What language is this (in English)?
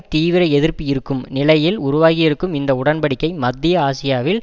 Tamil